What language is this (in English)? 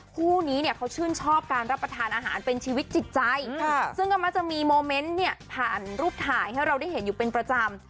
Thai